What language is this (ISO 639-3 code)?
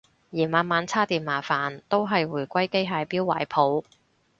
yue